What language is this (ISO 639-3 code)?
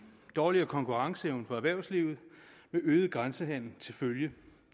dan